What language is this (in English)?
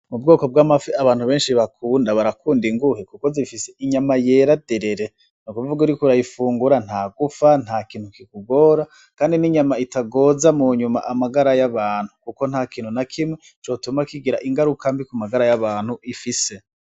Rundi